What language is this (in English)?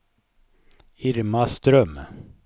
Swedish